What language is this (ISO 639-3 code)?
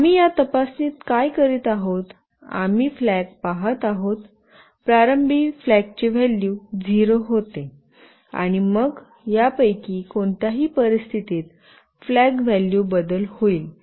mar